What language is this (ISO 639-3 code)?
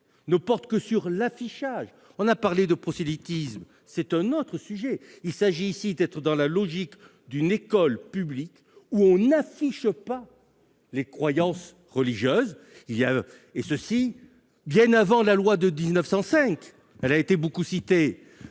fra